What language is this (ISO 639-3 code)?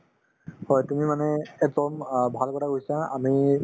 asm